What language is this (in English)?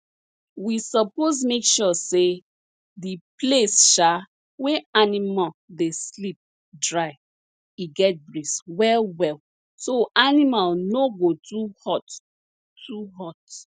Nigerian Pidgin